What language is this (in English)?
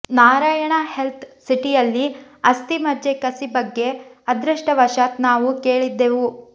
Kannada